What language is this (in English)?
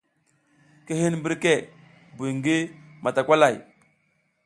South Giziga